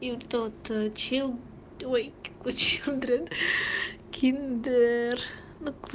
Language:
Russian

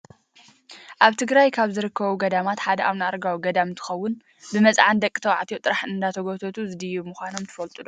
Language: Tigrinya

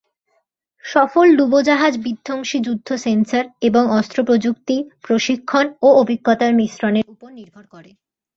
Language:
Bangla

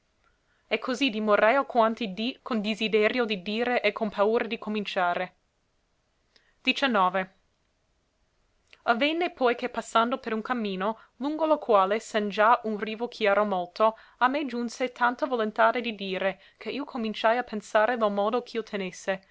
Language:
Italian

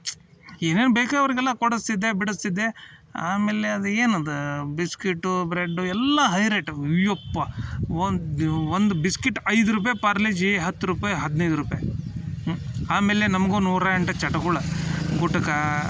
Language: Kannada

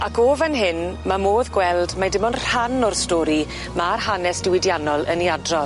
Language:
Welsh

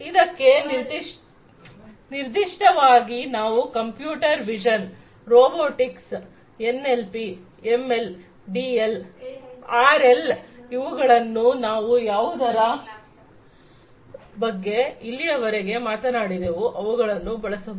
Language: Kannada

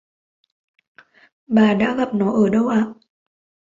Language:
Vietnamese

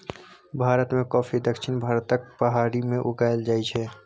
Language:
Maithili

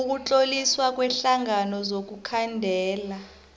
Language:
South Ndebele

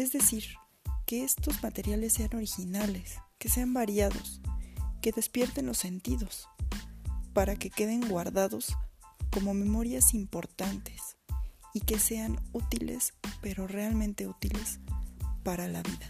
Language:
Spanish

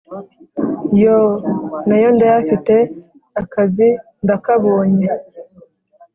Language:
Kinyarwanda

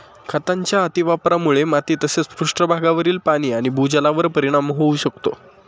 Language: Marathi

